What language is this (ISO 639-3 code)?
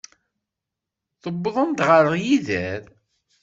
kab